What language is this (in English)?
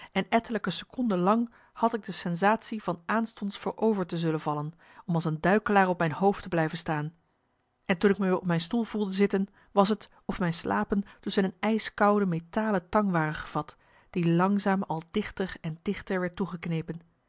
Dutch